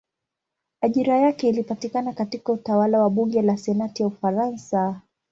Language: Swahili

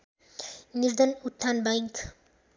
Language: Nepali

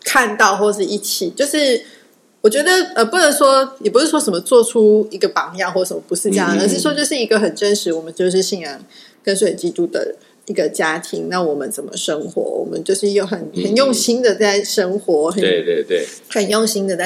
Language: Chinese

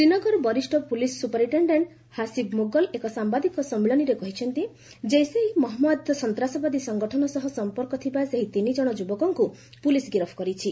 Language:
Odia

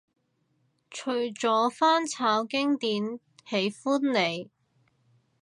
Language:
Cantonese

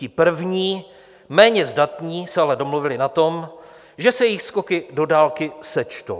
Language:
Czech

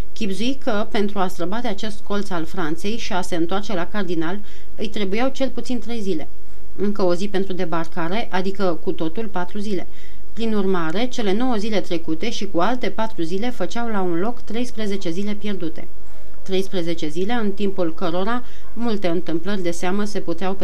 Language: Romanian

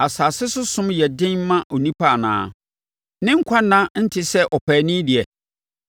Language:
Akan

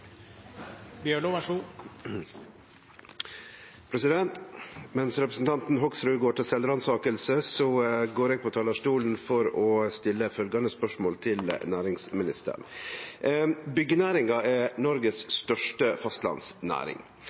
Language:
Norwegian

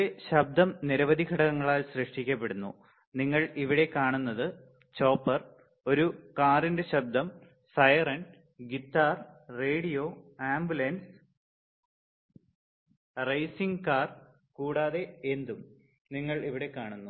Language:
Malayalam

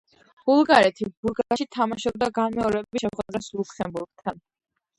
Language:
Georgian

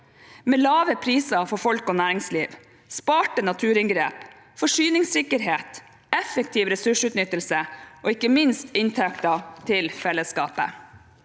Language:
Norwegian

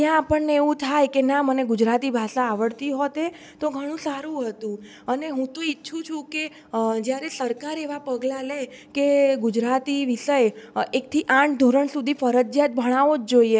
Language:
Gujarati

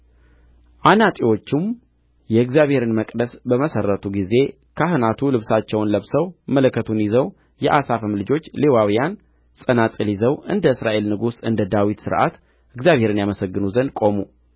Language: Amharic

